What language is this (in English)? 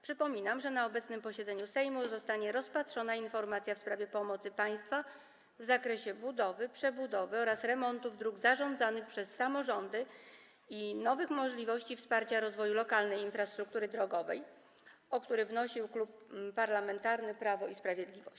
Polish